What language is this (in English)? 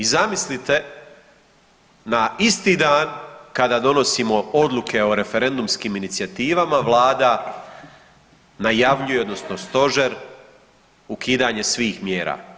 Croatian